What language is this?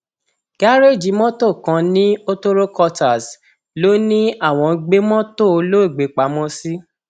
Yoruba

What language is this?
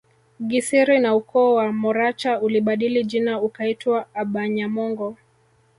Swahili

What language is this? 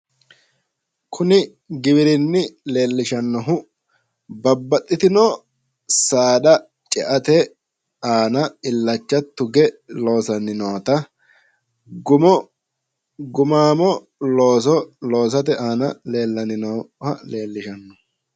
Sidamo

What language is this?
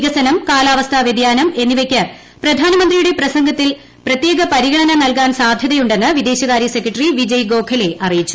Malayalam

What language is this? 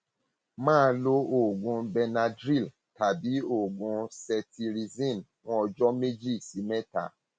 Yoruba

